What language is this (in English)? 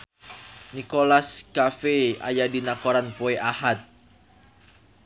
Sundanese